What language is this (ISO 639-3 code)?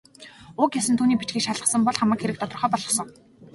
mon